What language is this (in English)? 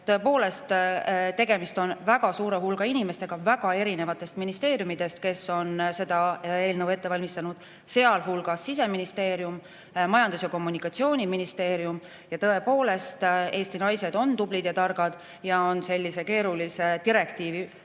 Estonian